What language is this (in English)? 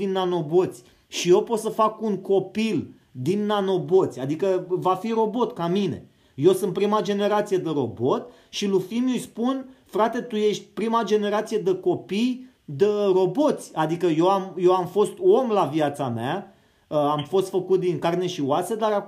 Romanian